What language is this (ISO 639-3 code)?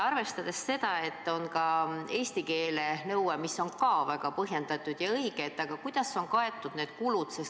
est